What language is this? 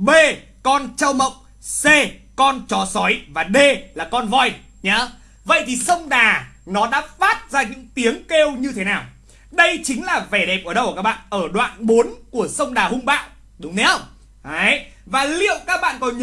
Vietnamese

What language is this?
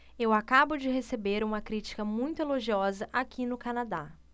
Portuguese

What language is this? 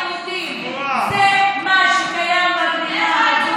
Hebrew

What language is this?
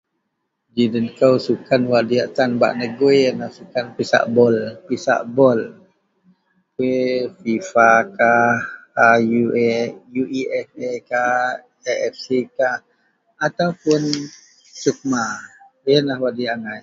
Central Melanau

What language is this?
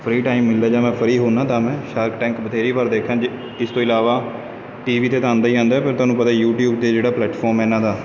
Punjabi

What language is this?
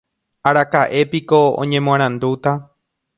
Guarani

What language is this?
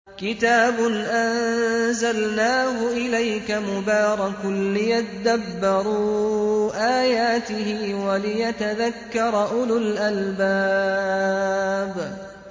Arabic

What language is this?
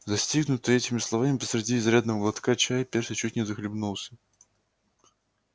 Russian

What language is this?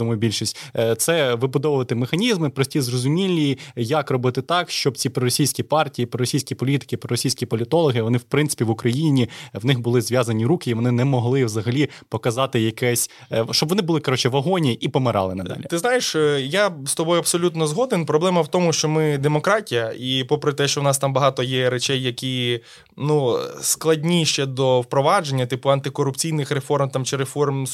Ukrainian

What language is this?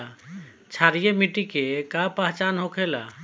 Bhojpuri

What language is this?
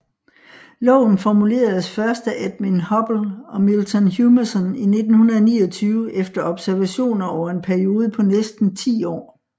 Danish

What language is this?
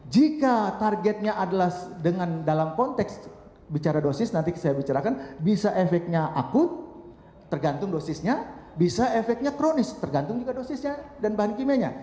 Indonesian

